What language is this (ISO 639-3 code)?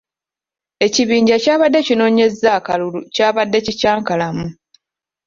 lug